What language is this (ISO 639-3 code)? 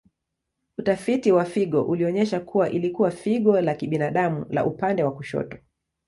swa